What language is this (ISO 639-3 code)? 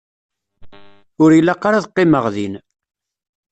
kab